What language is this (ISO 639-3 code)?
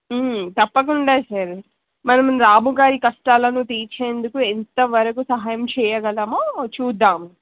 tel